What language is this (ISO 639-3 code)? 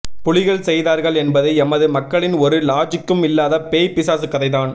tam